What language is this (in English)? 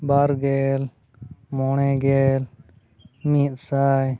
Santali